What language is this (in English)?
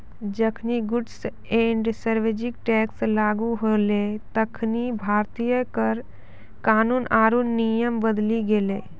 Maithili